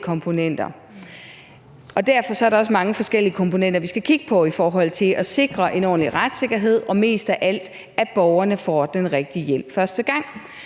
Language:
Danish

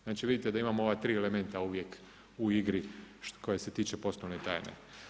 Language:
Croatian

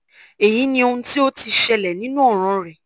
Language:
Yoruba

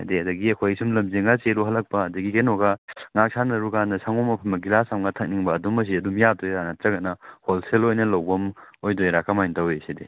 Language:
Manipuri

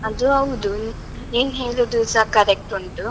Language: Kannada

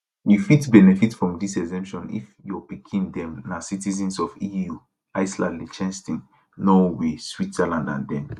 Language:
Nigerian Pidgin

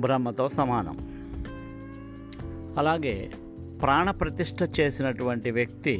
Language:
Telugu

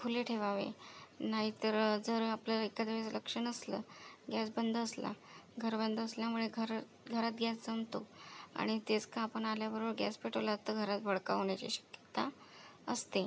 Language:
Marathi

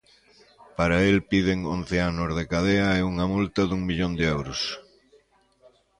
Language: Galician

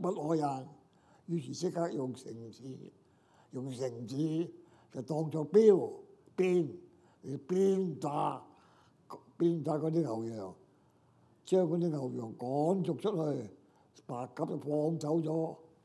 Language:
Chinese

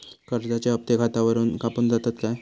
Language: Marathi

